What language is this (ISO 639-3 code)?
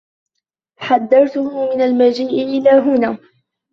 ara